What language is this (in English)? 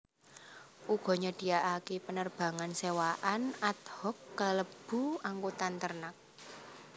Javanese